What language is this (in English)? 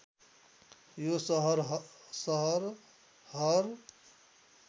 Nepali